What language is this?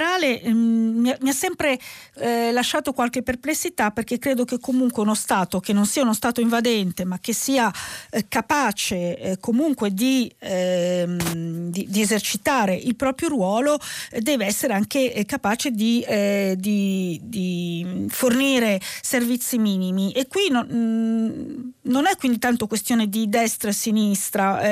Italian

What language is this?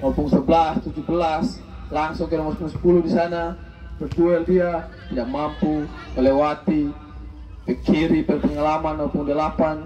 Indonesian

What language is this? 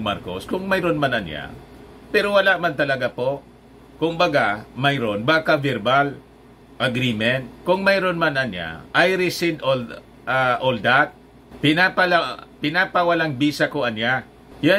Filipino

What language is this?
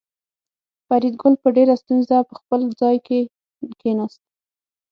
Pashto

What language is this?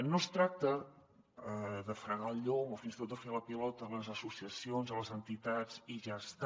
Catalan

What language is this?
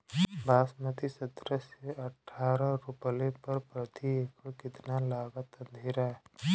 Bhojpuri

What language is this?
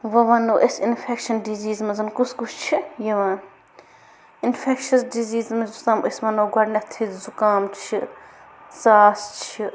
Kashmiri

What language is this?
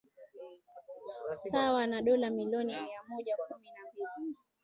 Swahili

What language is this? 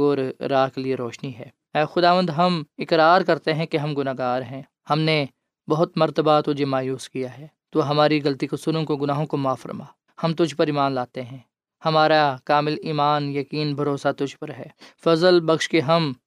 Urdu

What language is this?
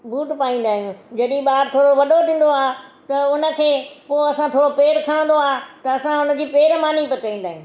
Sindhi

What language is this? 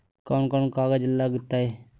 Magahi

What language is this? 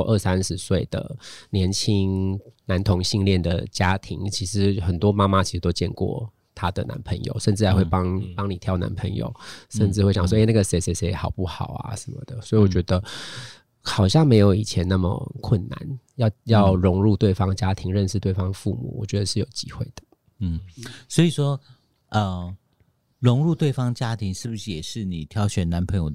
Chinese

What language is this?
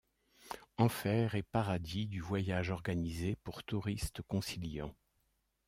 French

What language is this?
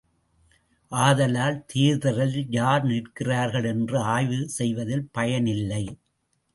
Tamil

